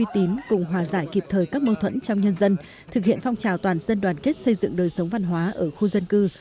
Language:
Vietnamese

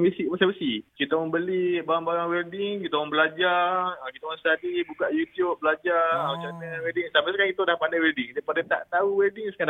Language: Malay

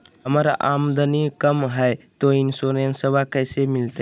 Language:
Magahi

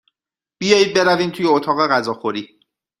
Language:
Persian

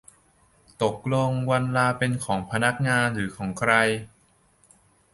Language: Thai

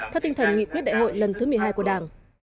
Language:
Vietnamese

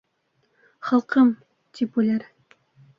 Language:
Bashkir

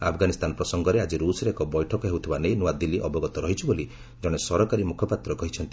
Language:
Odia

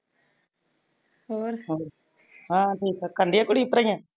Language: Punjabi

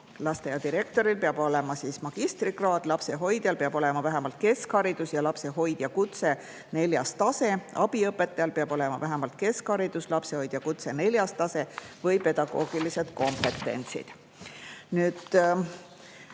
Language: Estonian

